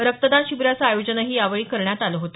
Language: Marathi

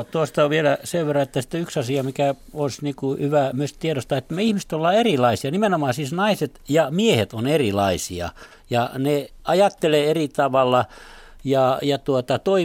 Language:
Finnish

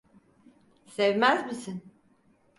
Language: Turkish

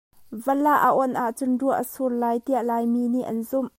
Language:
Hakha Chin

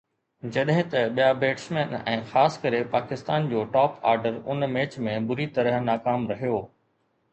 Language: Sindhi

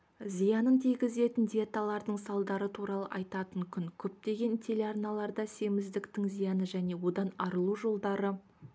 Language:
Kazakh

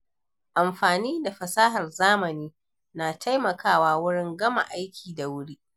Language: Hausa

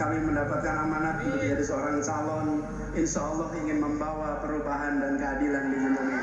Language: Indonesian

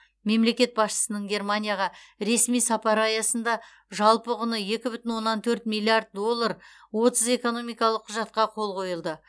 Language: Kazakh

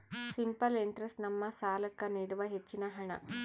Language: Kannada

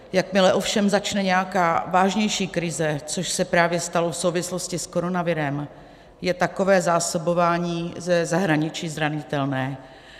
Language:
Czech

